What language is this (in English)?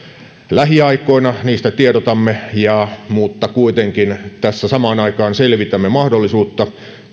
Finnish